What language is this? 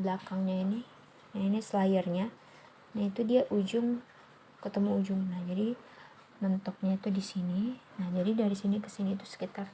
Indonesian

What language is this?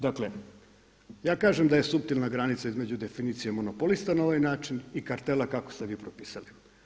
Croatian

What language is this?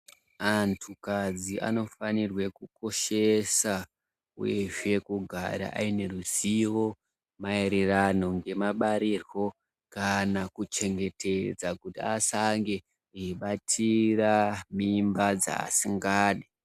Ndau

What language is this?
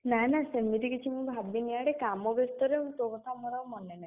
Odia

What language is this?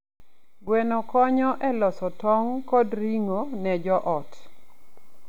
Luo (Kenya and Tanzania)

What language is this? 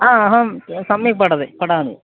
Sanskrit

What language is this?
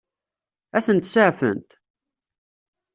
Kabyle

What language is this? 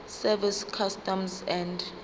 Zulu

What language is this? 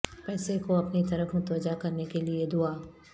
Urdu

